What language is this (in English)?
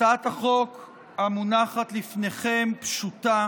Hebrew